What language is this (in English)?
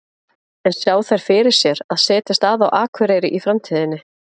Icelandic